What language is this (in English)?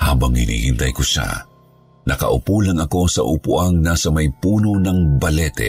Filipino